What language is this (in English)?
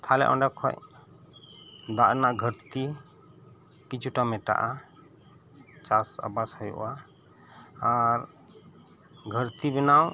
Santali